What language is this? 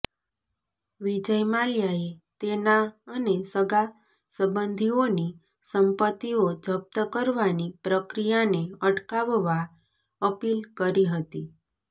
Gujarati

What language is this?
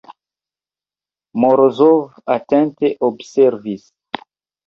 Esperanto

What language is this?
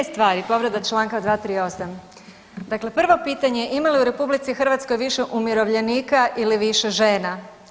Croatian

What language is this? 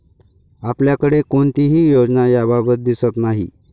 Marathi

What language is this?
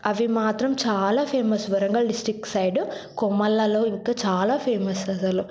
Telugu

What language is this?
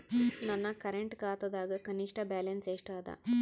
Kannada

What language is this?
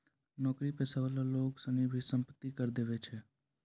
Maithili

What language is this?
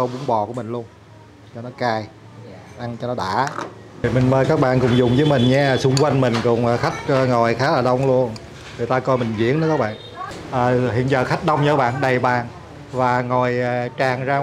Vietnamese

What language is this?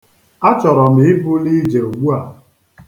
Igbo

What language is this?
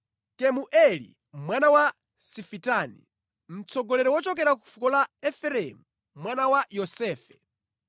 Nyanja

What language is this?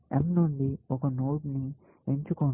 Telugu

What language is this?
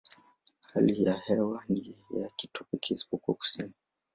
Swahili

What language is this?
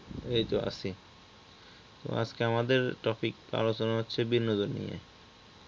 Bangla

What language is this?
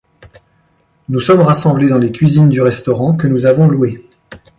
French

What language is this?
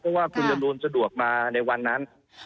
Thai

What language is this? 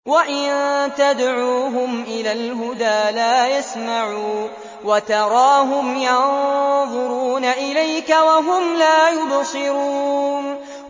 Arabic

